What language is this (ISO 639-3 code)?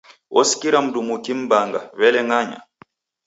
dav